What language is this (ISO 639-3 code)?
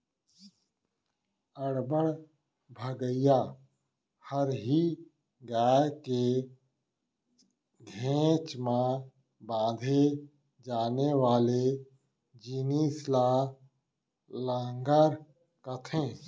hne